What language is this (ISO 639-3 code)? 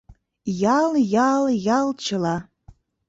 chm